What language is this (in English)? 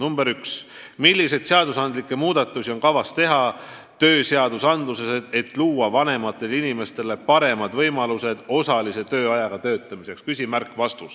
Estonian